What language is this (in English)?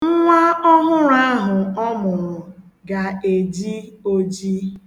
Igbo